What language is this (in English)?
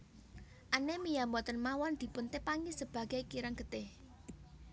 Javanese